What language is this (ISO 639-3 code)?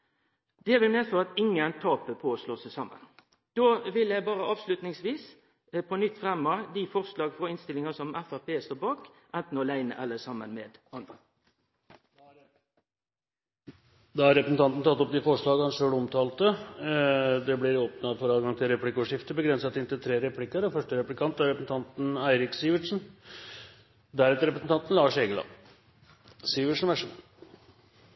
nor